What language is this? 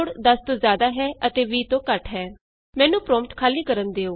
Punjabi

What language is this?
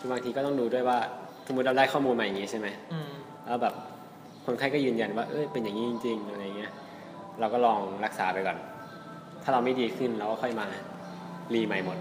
Thai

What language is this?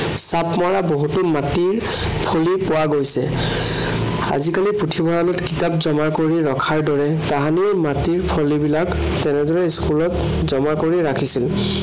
Assamese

